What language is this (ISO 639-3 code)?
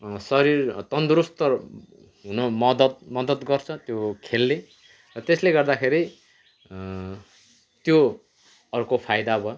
nep